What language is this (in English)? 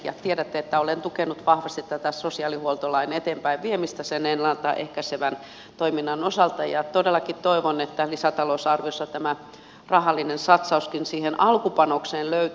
Finnish